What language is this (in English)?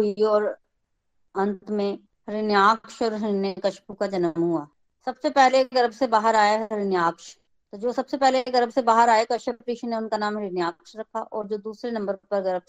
Hindi